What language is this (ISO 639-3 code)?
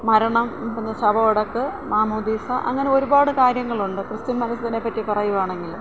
mal